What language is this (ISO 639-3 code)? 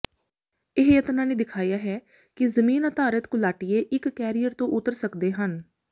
pan